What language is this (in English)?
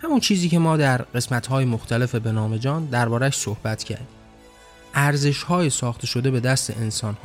Persian